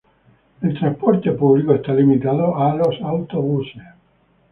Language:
Spanish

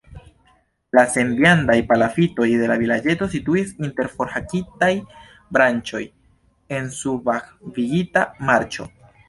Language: Esperanto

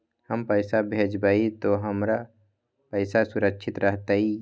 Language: Magahi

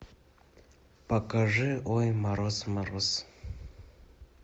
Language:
Russian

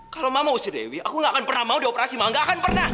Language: Indonesian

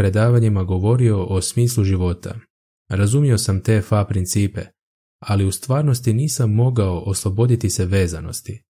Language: Croatian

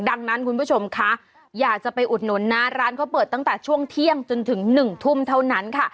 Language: Thai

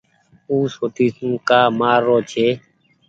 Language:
Goaria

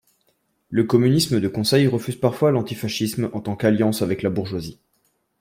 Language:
French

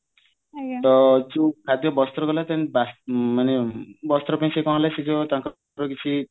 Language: Odia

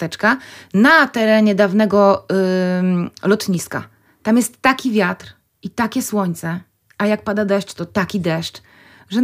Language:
Polish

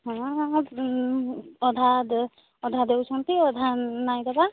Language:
Odia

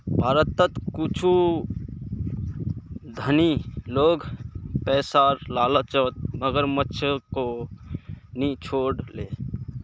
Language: Magahi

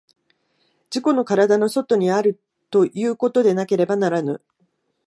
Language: Japanese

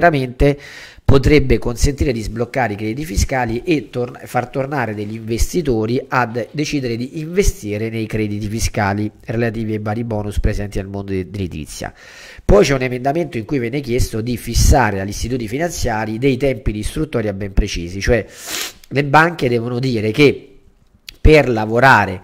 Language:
Italian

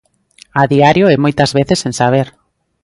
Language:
Galician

